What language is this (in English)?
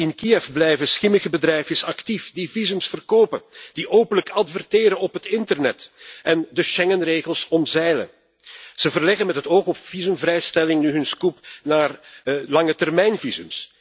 Dutch